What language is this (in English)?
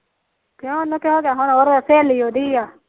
Punjabi